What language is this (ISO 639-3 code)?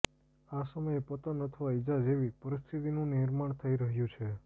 guj